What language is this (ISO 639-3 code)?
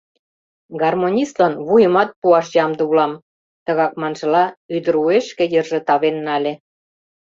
chm